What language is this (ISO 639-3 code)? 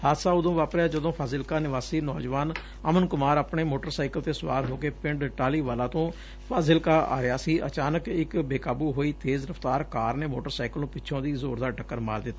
pan